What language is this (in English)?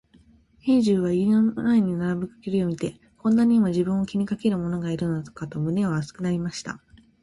Japanese